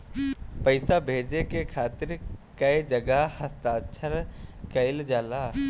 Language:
Bhojpuri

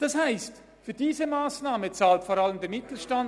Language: Swiss German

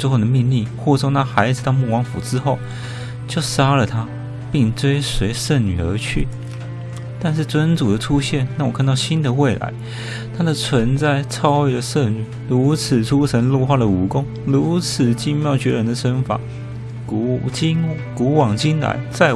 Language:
Chinese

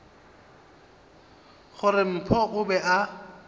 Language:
Northern Sotho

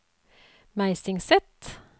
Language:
Norwegian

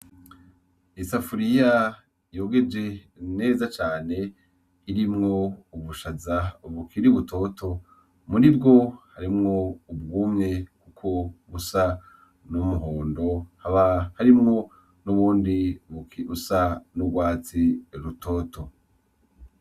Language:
Rundi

